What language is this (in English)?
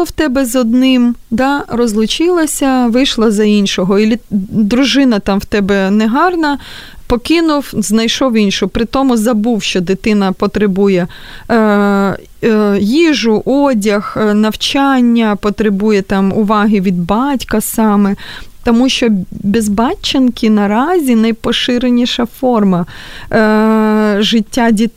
Ukrainian